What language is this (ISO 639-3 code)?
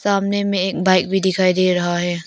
hin